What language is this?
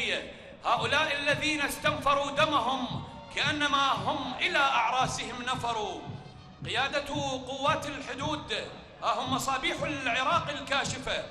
Arabic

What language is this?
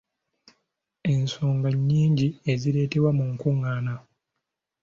Ganda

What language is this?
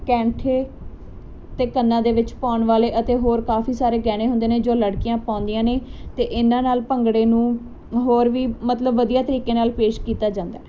Punjabi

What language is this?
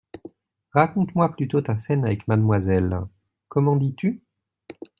French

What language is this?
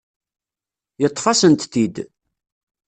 Kabyle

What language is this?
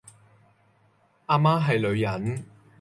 Cantonese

